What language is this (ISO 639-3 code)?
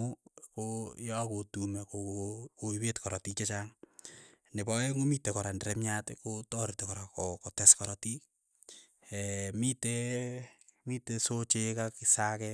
eyo